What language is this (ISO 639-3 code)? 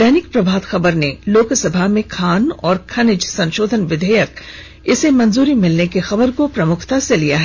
hin